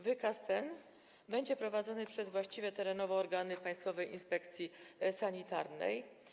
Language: Polish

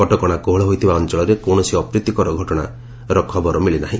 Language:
Odia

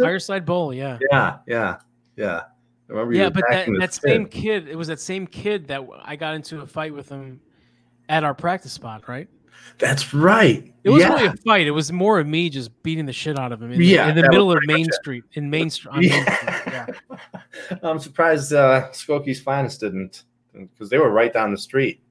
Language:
English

